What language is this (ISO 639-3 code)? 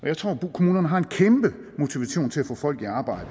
dan